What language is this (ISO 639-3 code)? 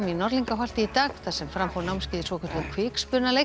isl